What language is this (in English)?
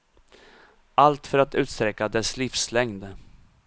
Swedish